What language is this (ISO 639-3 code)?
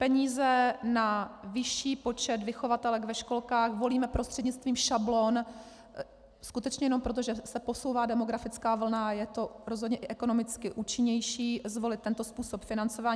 ces